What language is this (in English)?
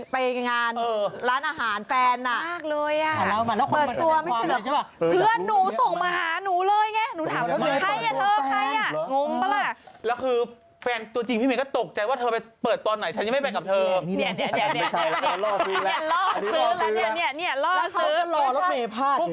Thai